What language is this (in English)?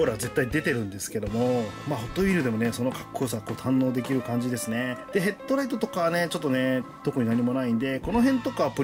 Japanese